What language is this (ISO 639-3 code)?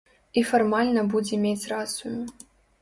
bel